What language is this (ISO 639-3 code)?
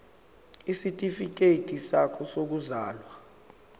zul